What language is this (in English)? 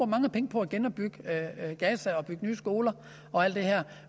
Danish